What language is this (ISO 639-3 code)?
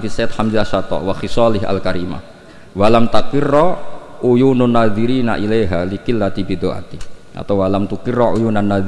ind